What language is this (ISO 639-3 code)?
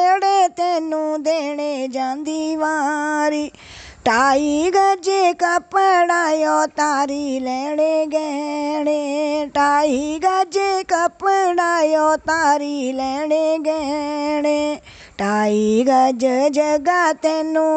hin